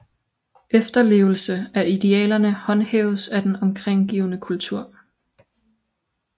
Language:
Danish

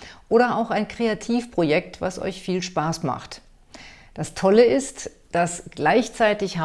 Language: German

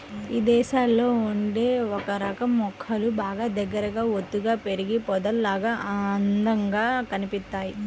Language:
Telugu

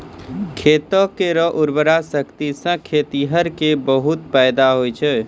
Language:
Maithili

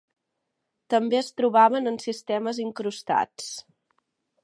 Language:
Catalan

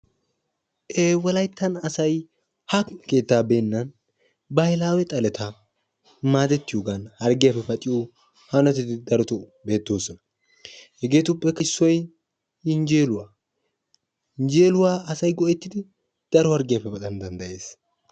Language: Wolaytta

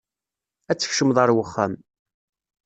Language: Kabyle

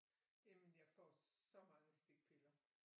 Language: Danish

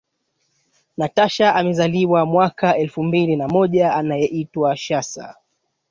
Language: Swahili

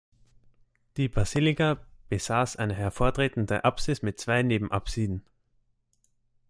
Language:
German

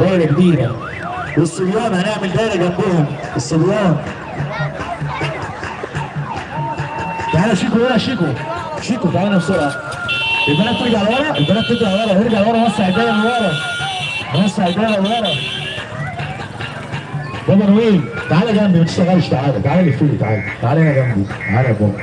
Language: Arabic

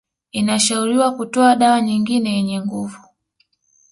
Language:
Swahili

